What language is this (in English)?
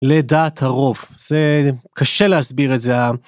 Hebrew